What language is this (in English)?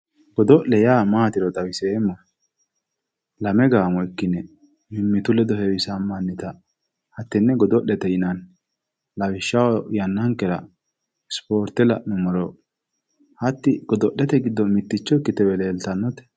Sidamo